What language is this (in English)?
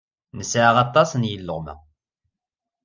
Kabyle